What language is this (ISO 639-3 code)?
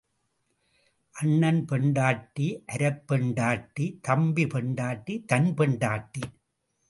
tam